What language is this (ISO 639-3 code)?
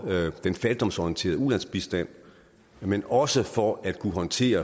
dan